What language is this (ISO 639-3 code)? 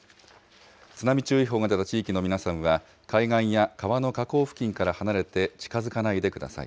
jpn